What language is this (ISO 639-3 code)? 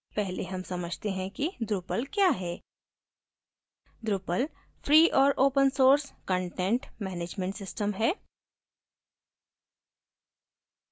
hin